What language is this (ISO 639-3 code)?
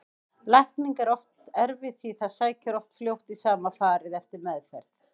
isl